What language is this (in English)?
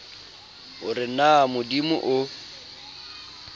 Southern Sotho